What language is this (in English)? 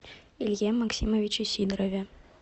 Russian